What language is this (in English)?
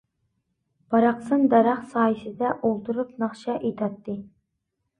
Uyghur